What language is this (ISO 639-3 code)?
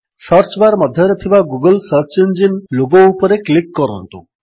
ori